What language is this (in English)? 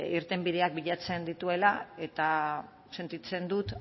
Basque